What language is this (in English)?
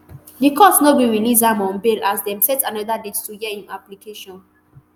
Nigerian Pidgin